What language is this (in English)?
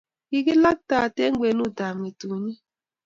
Kalenjin